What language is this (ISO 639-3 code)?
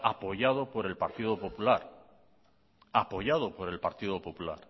spa